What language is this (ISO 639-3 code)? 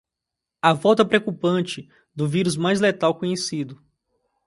por